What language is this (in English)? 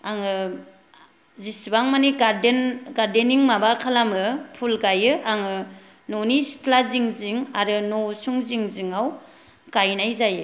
Bodo